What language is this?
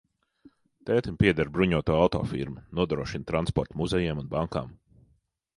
Latvian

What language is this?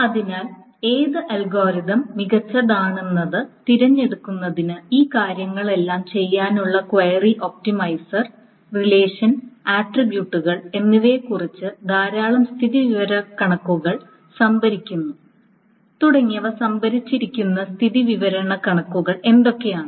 Malayalam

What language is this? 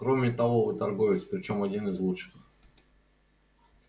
Russian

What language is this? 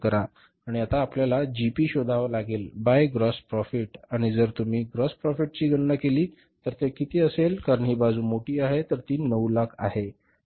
Marathi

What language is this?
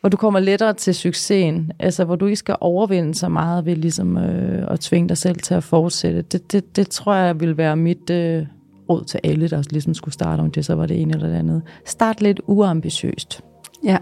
Danish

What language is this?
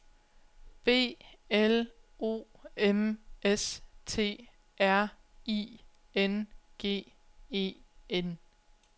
Danish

